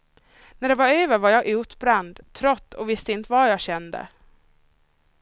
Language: Swedish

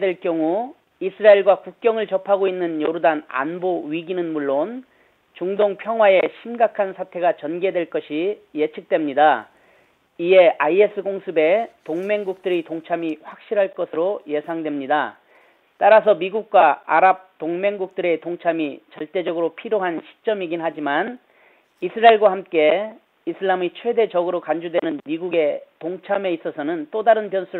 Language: Korean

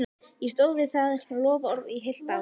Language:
Icelandic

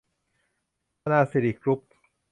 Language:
Thai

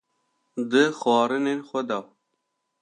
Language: Kurdish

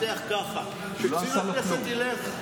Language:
Hebrew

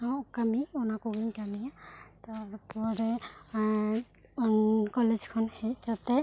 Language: Santali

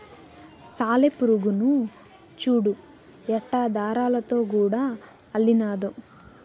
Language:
Telugu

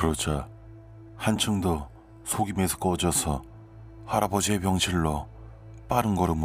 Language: Korean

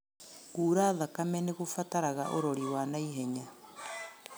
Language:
Kikuyu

